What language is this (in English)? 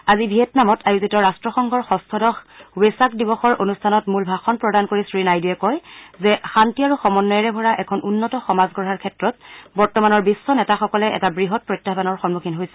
Assamese